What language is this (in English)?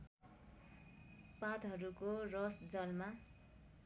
Nepali